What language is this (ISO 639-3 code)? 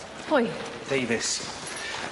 cym